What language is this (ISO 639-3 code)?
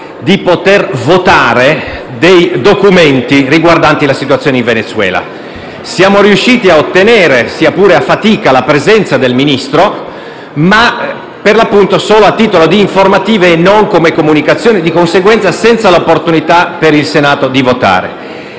ita